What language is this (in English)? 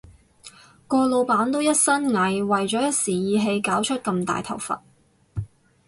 Cantonese